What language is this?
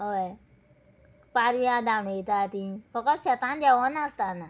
Konkani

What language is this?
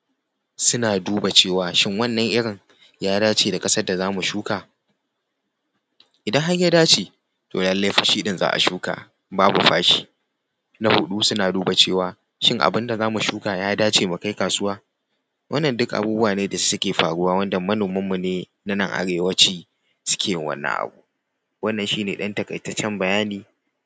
Hausa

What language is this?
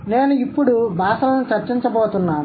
Telugu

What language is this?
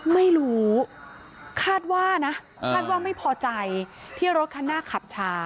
Thai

